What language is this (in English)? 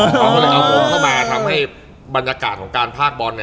Thai